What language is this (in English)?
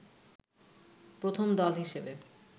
Bangla